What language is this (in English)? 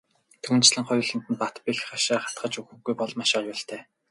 Mongolian